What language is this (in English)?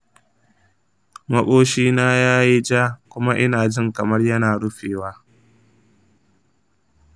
Hausa